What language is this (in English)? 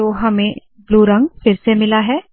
Hindi